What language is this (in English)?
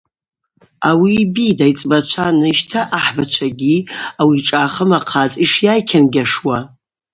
Abaza